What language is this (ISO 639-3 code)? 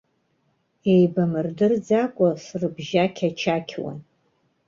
abk